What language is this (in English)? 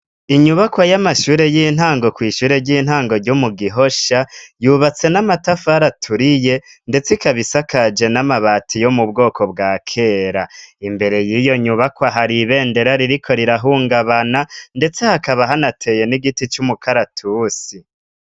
Rundi